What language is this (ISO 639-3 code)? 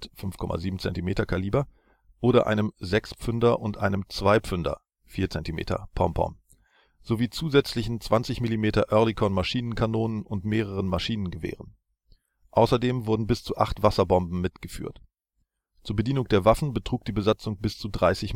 deu